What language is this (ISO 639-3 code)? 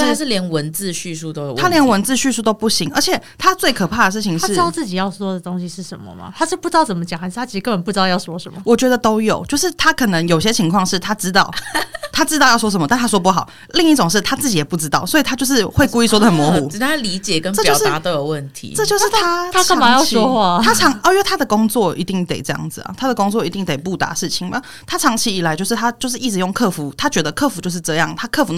zho